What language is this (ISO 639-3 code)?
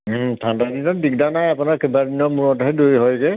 asm